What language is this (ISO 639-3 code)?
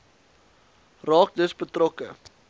afr